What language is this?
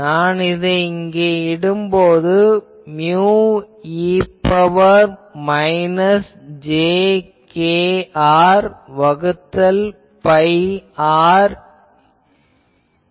Tamil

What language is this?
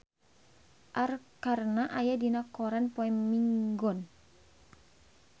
Sundanese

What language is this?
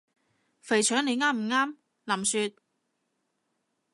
Cantonese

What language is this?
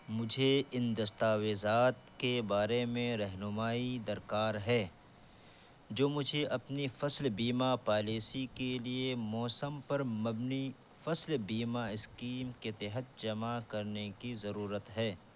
Urdu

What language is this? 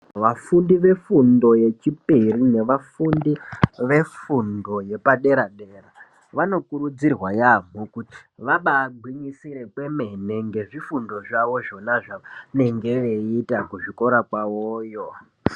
Ndau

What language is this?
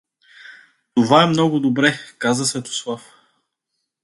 Bulgarian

